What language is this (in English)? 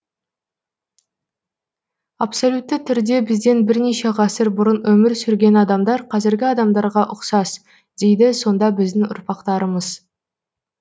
Kazakh